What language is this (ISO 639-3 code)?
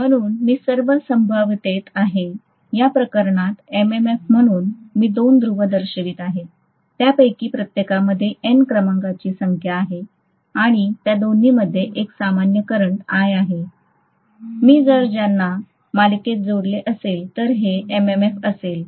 mar